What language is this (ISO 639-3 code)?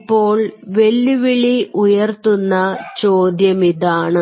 mal